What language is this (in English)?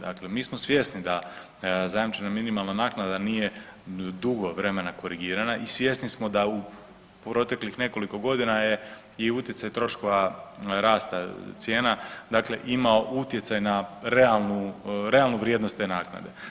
Croatian